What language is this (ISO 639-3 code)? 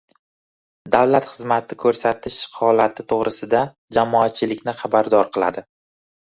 uzb